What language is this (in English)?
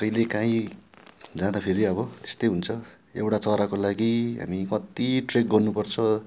Nepali